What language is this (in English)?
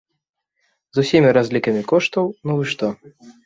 Belarusian